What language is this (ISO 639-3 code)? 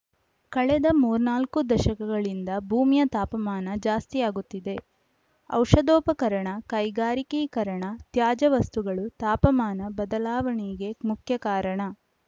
kan